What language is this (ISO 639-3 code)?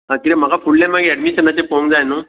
kok